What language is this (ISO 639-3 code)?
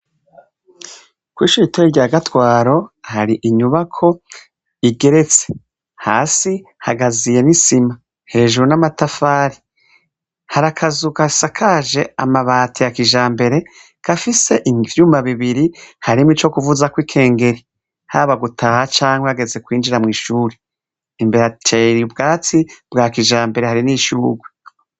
run